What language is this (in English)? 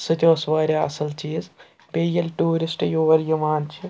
Kashmiri